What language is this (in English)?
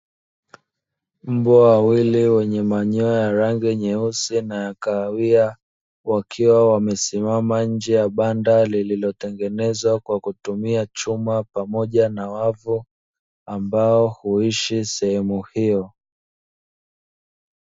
Swahili